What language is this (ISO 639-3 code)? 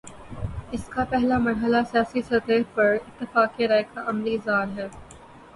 urd